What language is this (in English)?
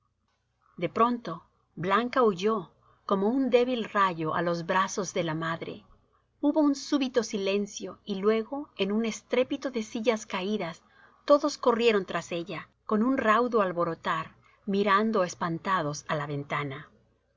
Spanish